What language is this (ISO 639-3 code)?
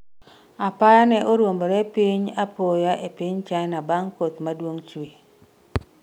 luo